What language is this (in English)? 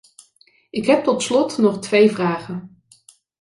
Dutch